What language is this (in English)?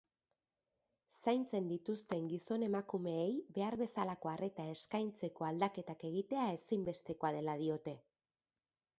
Basque